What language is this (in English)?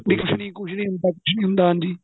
Punjabi